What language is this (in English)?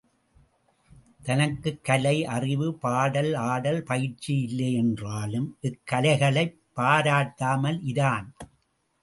Tamil